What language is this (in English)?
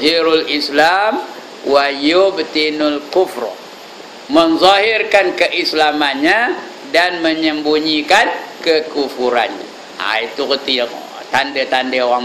Malay